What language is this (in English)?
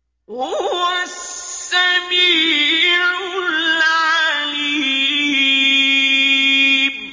Arabic